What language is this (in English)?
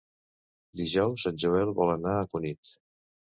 Catalan